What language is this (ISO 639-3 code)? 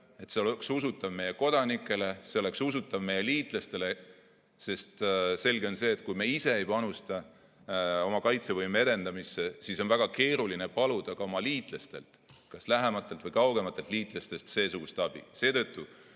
est